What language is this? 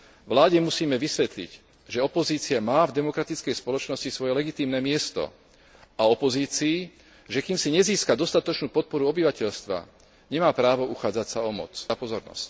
Slovak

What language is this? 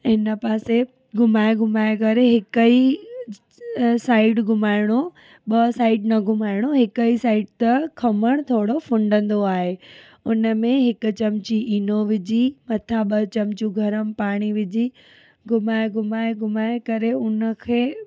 Sindhi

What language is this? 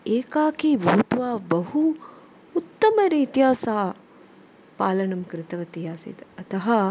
Sanskrit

